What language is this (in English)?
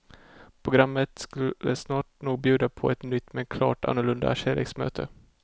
Swedish